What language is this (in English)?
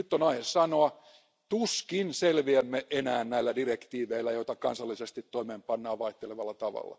Finnish